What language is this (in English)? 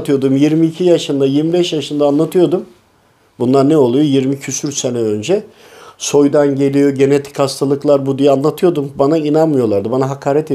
Turkish